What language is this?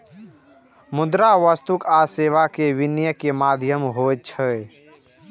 Maithili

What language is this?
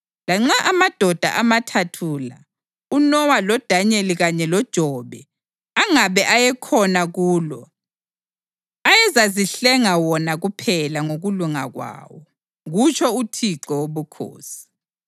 North Ndebele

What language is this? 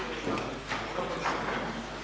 Croatian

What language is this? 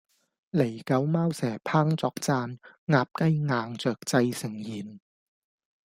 Cantonese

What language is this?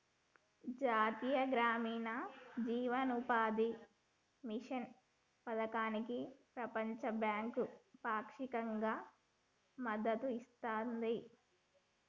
Telugu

